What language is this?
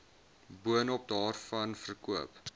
Afrikaans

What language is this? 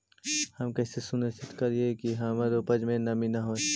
Magahi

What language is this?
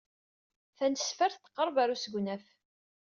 Kabyle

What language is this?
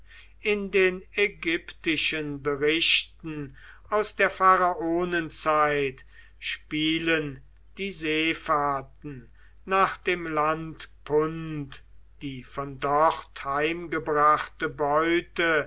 German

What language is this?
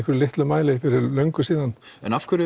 Icelandic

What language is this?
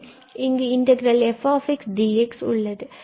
Tamil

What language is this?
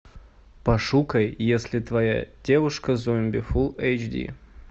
Russian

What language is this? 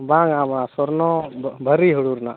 Santali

